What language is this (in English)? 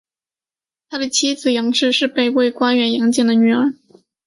Chinese